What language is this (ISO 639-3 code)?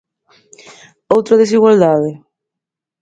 glg